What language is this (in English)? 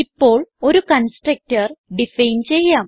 Malayalam